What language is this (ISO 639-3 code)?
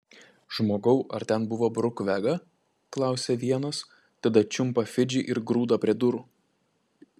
lit